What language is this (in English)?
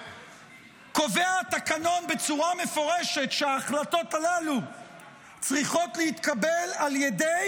Hebrew